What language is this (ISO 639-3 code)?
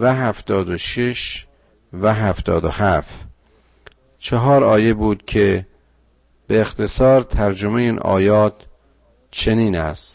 fas